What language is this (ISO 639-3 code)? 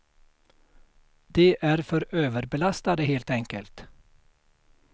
swe